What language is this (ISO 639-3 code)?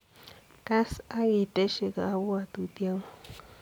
kln